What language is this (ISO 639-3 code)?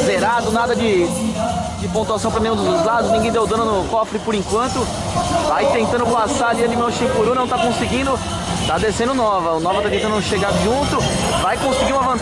por